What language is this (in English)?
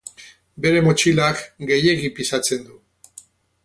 Basque